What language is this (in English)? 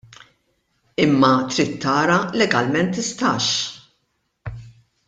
Maltese